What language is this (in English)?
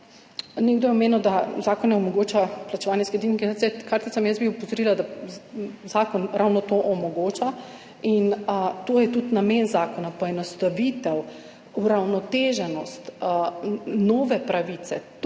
Slovenian